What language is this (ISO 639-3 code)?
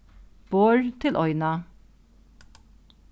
fao